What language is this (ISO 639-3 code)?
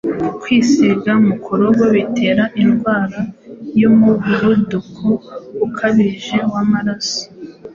kin